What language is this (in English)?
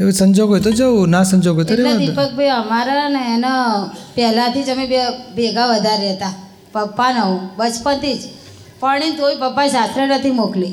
Gujarati